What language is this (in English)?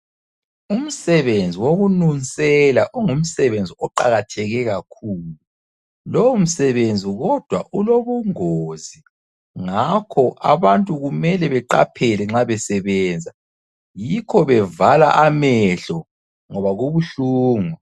North Ndebele